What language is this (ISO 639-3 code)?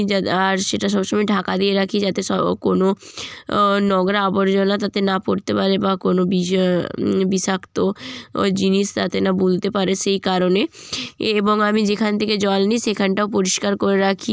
ben